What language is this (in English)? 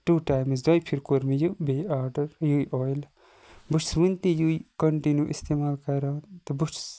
Kashmiri